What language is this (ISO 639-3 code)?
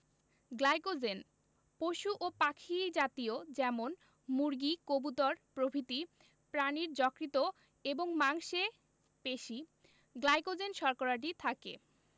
ben